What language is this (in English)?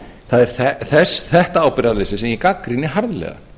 Icelandic